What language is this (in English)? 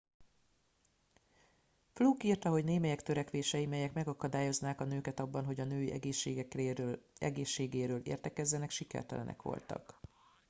Hungarian